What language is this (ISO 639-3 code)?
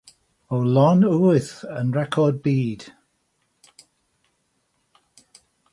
cym